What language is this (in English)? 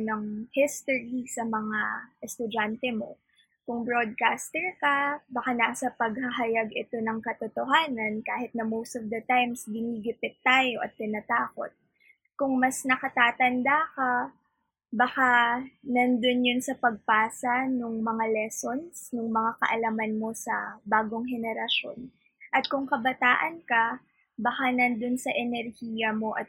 Filipino